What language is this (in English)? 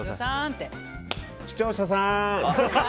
Japanese